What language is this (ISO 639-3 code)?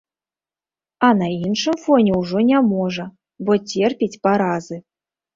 bel